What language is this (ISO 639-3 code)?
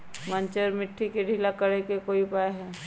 mag